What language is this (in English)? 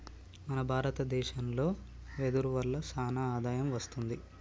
Telugu